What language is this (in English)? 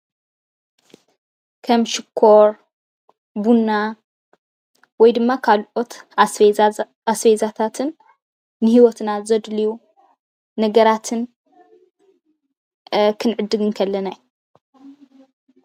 Tigrinya